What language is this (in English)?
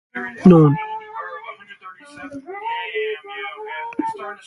Asturian